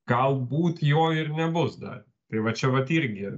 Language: Lithuanian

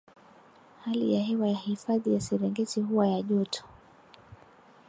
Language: Swahili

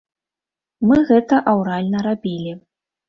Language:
Belarusian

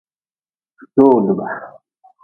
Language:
Nawdm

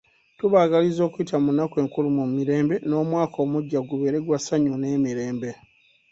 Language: Ganda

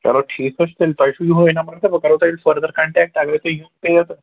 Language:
Kashmiri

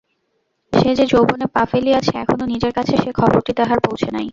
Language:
Bangla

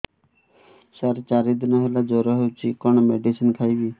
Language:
Odia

